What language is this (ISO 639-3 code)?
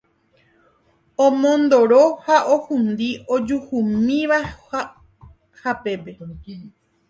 grn